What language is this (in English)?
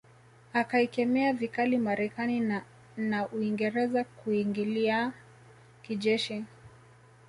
Swahili